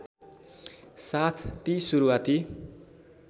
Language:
Nepali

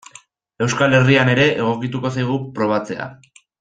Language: Basque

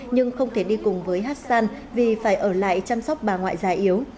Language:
Vietnamese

